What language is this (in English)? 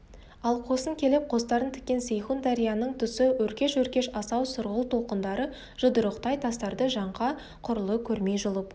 Kazakh